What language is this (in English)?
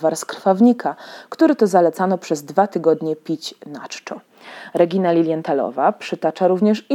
Polish